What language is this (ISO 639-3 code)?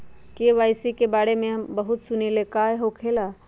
mag